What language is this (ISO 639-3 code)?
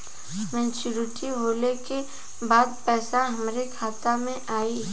bho